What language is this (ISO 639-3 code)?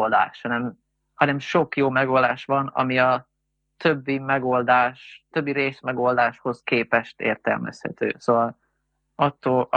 hun